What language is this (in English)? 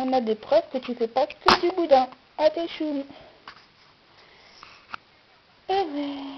French